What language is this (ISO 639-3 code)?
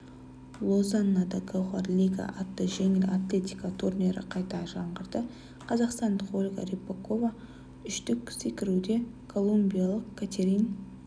kaz